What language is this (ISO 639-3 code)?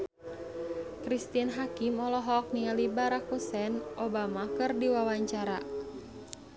sun